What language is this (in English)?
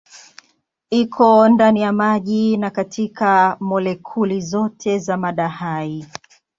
Swahili